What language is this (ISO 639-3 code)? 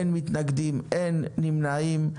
heb